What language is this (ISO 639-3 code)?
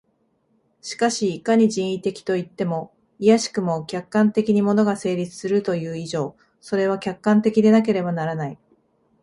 jpn